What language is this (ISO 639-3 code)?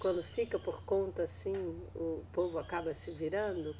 por